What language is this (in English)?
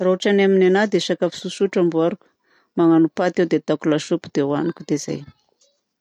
Southern Betsimisaraka Malagasy